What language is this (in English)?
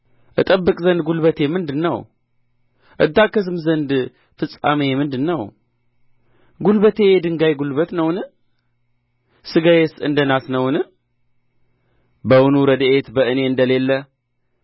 Amharic